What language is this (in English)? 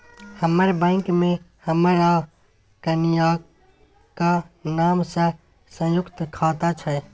Maithili